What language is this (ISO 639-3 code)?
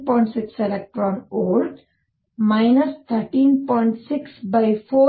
kan